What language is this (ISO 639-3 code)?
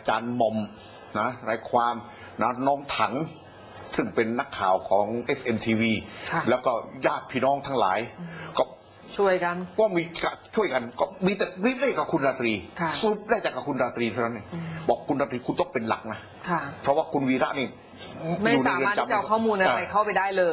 tha